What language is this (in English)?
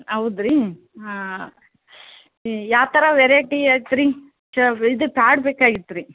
Kannada